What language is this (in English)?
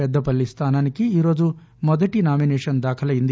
Telugu